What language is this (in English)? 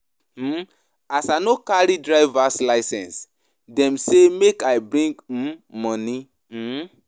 Nigerian Pidgin